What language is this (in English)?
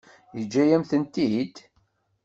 Kabyle